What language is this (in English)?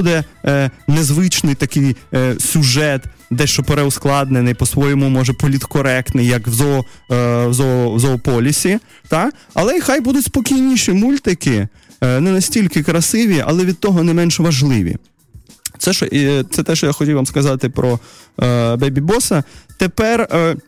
Russian